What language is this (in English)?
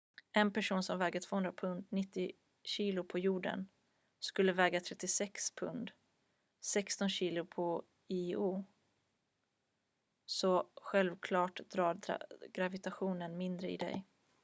Swedish